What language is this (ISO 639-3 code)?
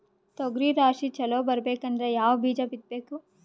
kan